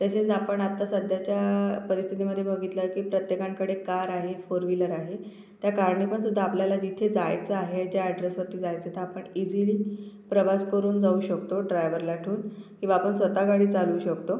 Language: Marathi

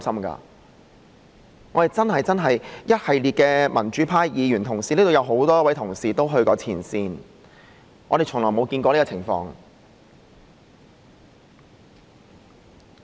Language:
Cantonese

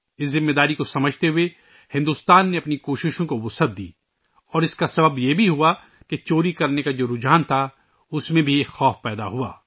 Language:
Urdu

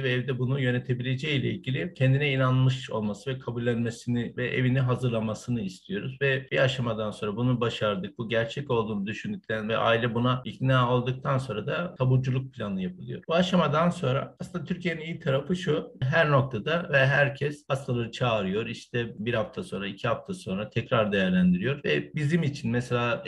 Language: Turkish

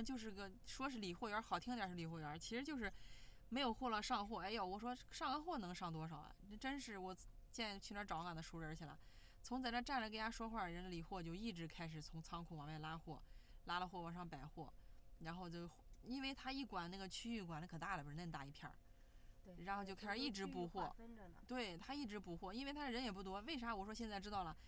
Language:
Chinese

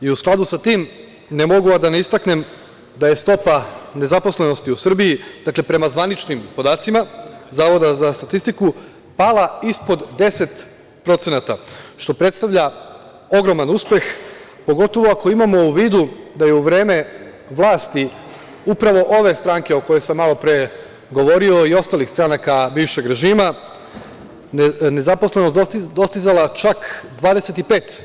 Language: Serbian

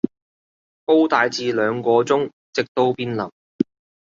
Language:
Cantonese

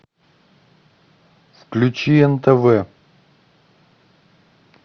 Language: Russian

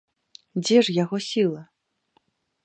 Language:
Belarusian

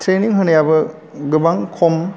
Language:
Bodo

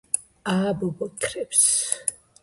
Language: Georgian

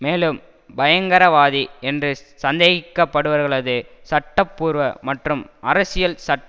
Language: Tamil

